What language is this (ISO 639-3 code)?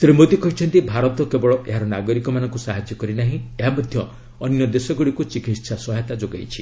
ori